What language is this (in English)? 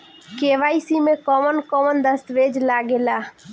Bhojpuri